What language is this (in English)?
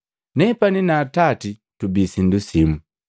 Matengo